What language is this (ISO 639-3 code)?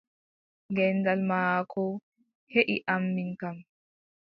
fub